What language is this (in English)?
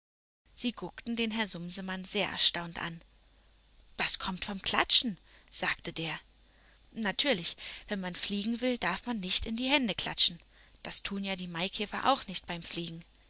German